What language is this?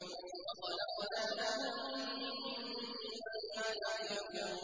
Arabic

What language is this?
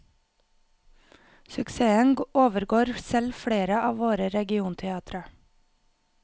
Norwegian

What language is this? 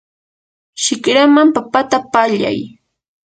Yanahuanca Pasco Quechua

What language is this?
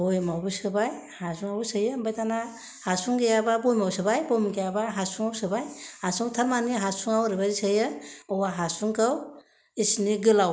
Bodo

